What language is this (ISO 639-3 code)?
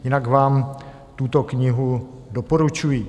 ces